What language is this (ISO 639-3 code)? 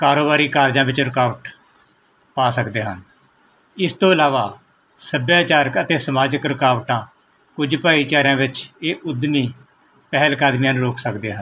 pan